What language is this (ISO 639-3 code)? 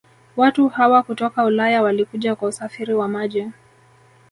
swa